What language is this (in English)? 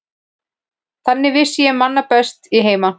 Icelandic